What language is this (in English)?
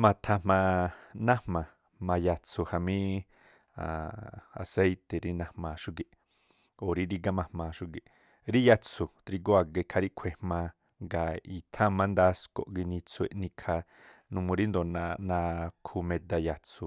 Tlacoapa Me'phaa